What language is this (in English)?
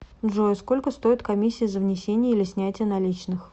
Russian